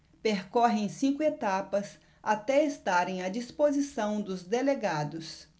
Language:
Portuguese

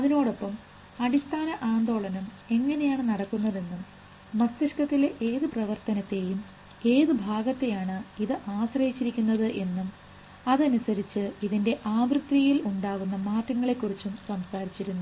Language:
Malayalam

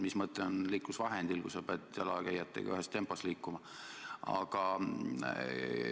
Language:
Estonian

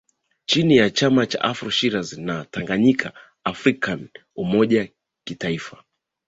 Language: Swahili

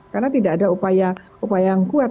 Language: Indonesian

